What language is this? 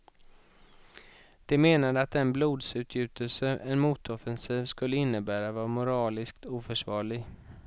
Swedish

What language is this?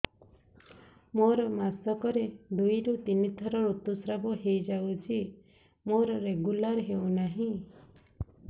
Odia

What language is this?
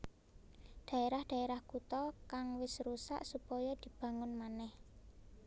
Javanese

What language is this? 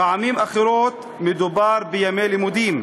Hebrew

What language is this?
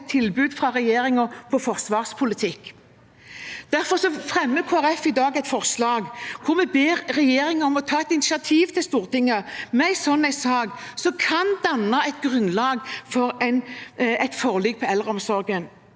Norwegian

